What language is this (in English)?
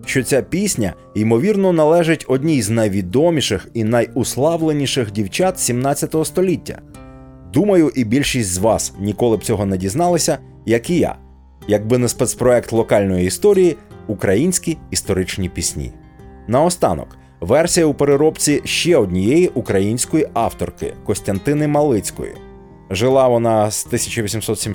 Ukrainian